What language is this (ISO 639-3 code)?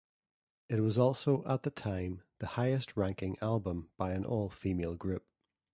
eng